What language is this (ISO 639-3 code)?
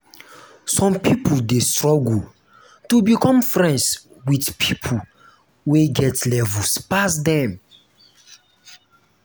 pcm